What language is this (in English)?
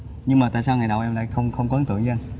Vietnamese